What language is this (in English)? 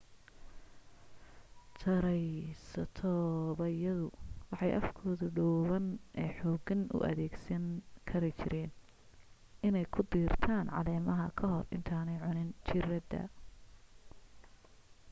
Somali